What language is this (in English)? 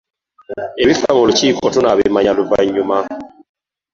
Ganda